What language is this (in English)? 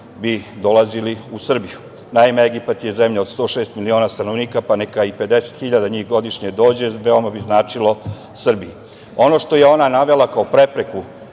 Serbian